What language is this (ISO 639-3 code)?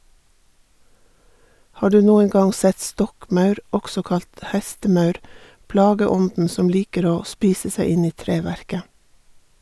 nor